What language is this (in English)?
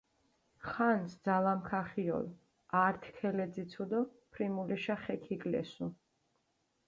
Mingrelian